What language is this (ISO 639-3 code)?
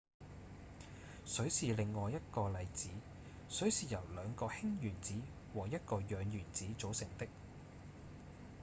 yue